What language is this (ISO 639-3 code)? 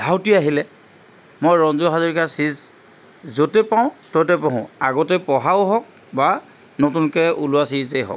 asm